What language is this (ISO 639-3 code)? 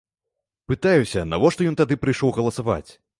bel